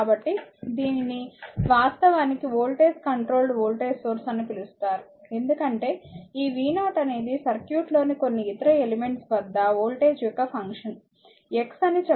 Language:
Telugu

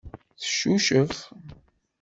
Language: Kabyle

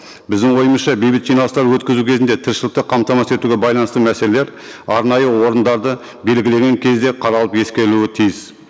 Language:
Kazakh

